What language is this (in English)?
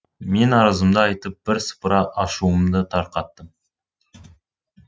Kazakh